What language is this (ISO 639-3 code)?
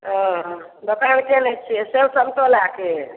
mai